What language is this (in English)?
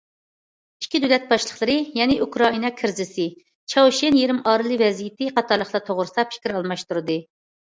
Uyghur